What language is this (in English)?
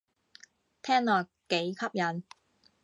Cantonese